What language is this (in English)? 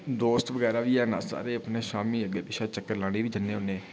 Dogri